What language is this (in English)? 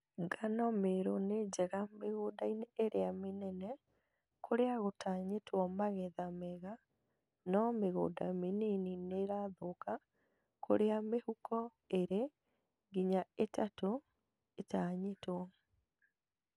Kikuyu